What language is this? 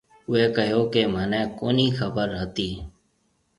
Marwari (Pakistan)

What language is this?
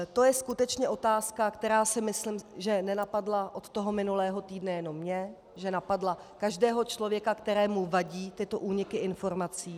Czech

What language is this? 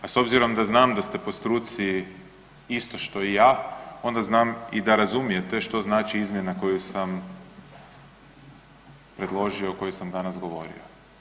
Croatian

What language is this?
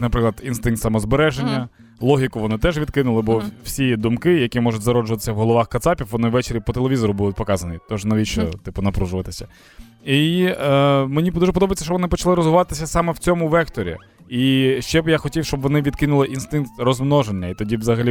Ukrainian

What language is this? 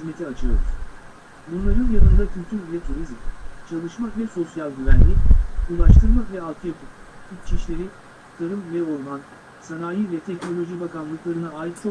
Turkish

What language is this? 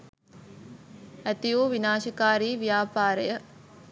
Sinhala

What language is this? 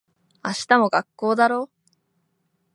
Japanese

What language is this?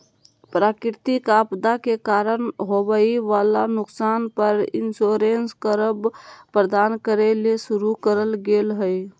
Magahi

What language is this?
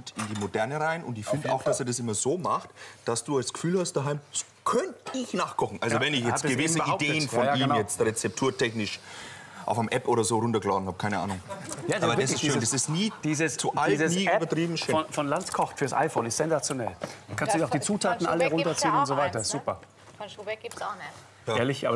German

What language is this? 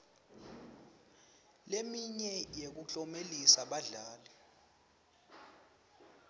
Swati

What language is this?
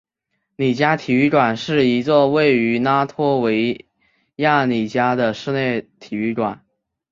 Chinese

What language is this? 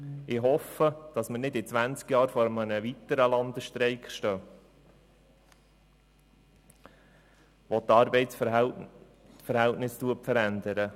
Swiss German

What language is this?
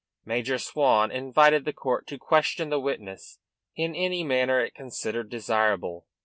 English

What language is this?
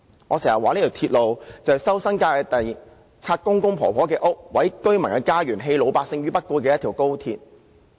Cantonese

